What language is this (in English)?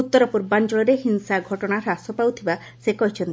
Odia